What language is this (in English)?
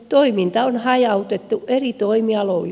Finnish